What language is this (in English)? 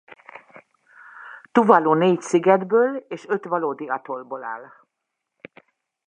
Hungarian